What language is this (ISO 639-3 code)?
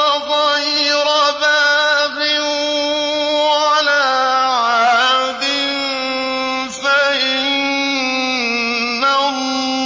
ara